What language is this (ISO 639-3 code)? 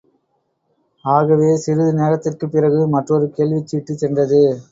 tam